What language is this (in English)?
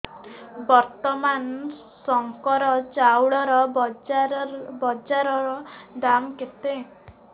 Odia